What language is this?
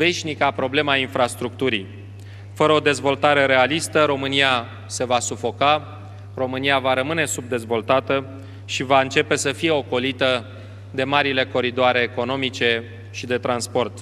Romanian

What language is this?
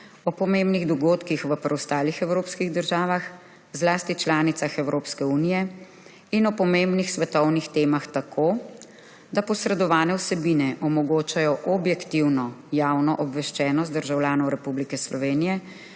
Slovenian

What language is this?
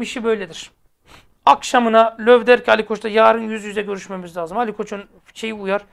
Turkish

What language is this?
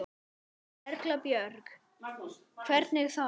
Icelandic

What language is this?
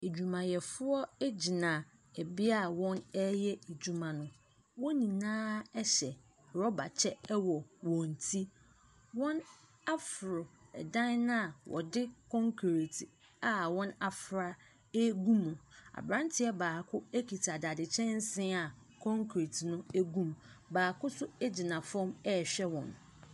Akan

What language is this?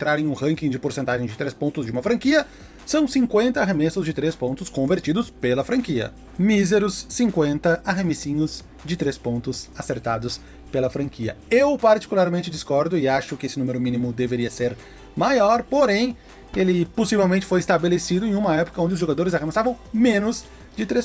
Portuguese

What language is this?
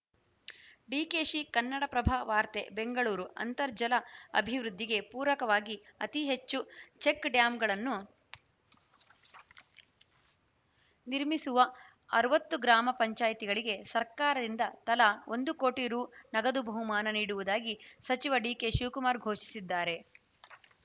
Kannada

